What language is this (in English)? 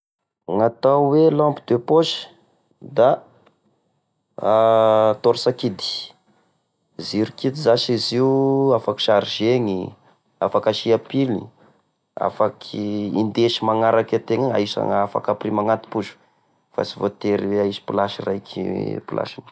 Tesaka Malagasy